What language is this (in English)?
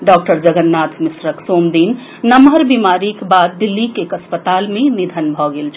Maithili